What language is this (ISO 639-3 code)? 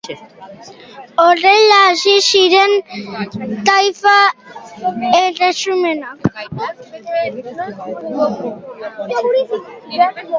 eus